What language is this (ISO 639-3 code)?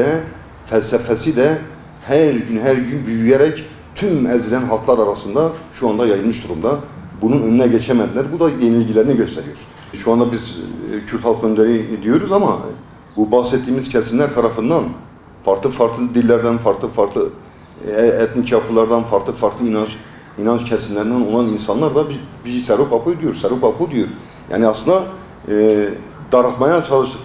tur